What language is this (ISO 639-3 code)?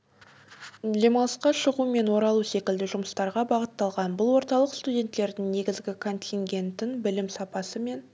kaz